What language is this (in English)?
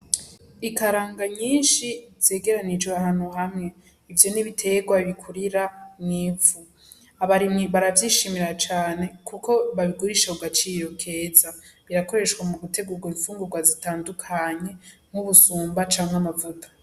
Rundi